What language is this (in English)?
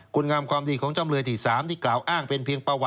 Thai